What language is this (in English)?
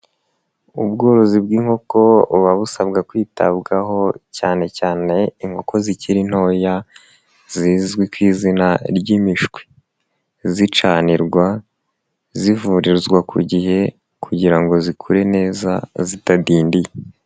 Kinyarwanda